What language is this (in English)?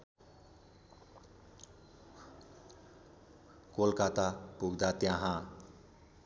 Nepali